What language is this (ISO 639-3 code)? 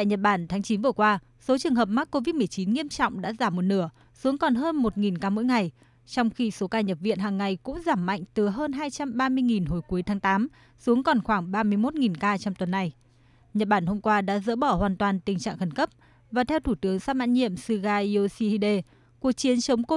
vie